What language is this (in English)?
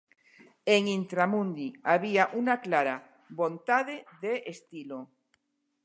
Galician